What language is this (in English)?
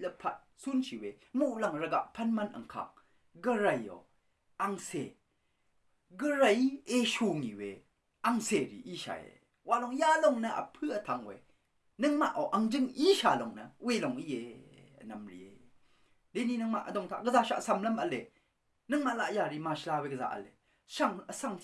Burmese